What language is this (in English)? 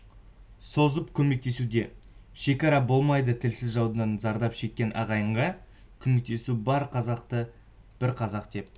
Kazakh